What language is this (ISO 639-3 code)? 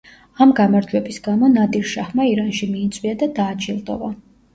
kat